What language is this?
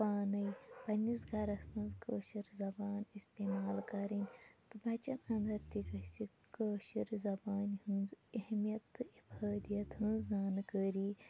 Kashmiri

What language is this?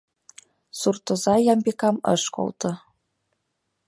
Mari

